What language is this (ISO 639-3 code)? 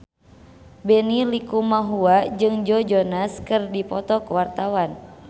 sun